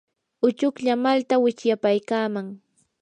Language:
Yanahuanca Pasco Quechua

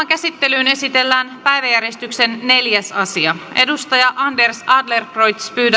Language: Finnish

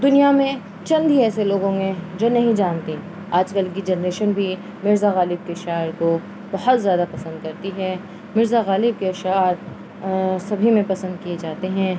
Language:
Urdu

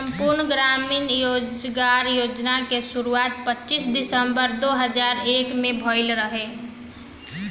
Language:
Bhojpuri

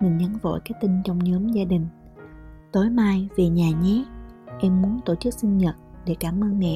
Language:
Vietnamese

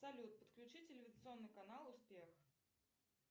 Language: Russian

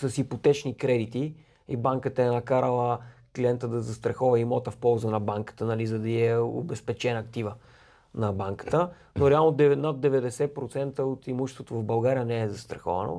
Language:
Bulgarian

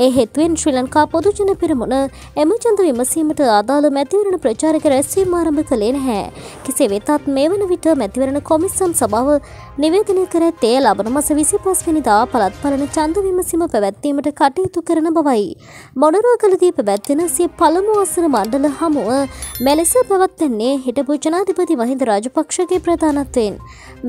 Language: Turkish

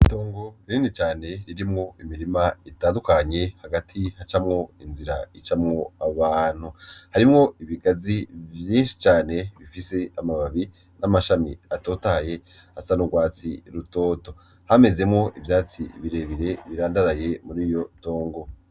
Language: Rundi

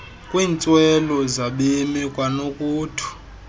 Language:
Xhosa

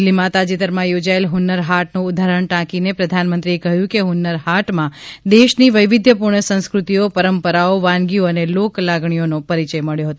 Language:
Gujarati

